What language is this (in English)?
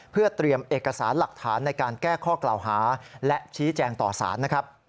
Thai